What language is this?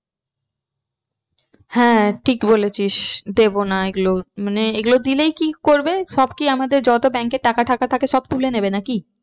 Bangla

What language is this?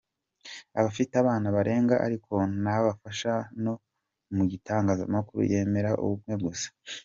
Kinyarwanda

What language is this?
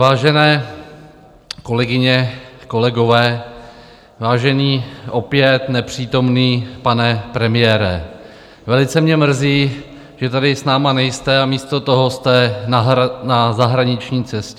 Czech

